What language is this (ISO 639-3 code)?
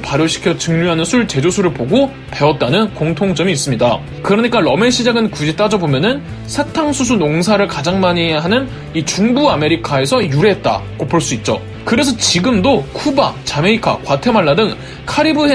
kor